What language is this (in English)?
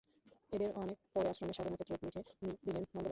Bangla